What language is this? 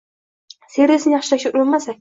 Uzbek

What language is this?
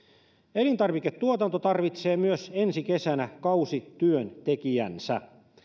Finnish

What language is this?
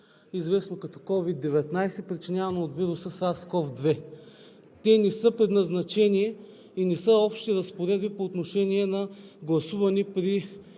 Bulgarian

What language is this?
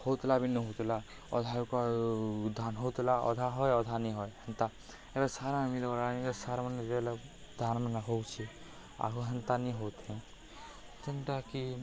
Odia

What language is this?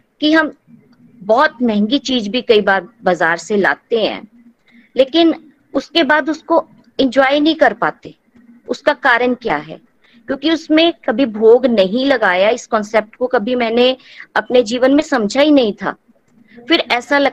Hindi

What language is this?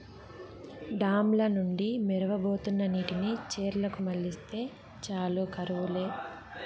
Telugu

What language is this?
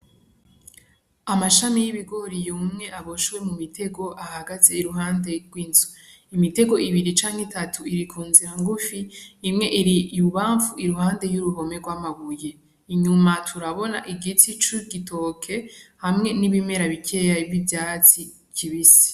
Rundi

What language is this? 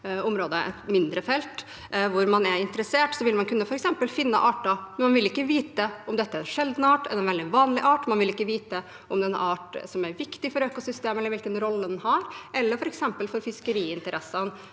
Norwegian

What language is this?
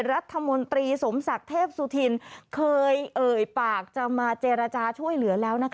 Thai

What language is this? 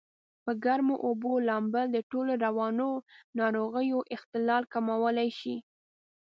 Pashto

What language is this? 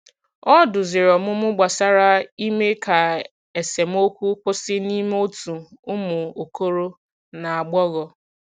Igbo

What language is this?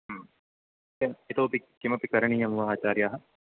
Sanskrit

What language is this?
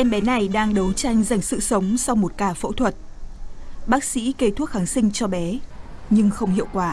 Vietnamese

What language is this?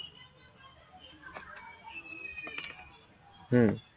Assamese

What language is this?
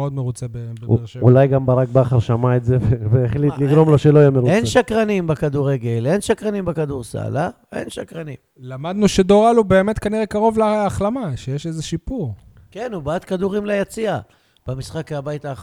Hebrew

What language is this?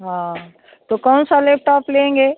Hindi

